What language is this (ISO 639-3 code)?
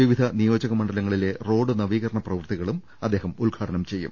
mal